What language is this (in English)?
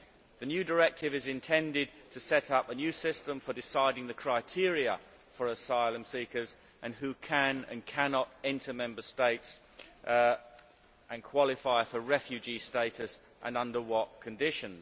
English